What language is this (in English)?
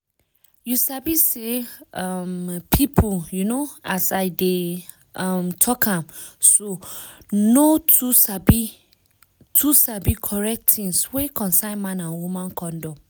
Nigerian Pidgin